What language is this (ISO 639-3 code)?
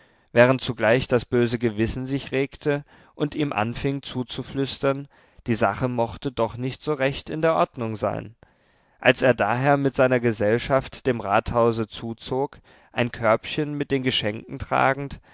deu